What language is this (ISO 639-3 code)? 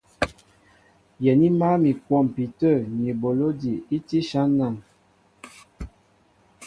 mbo